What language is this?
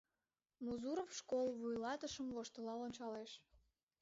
Mari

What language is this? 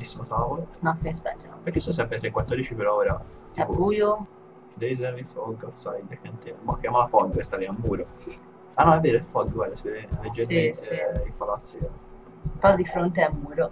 Italian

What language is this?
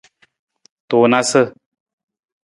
Nawdm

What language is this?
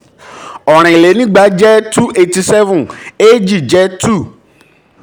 Yoruba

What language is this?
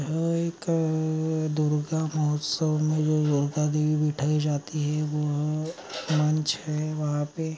Magahi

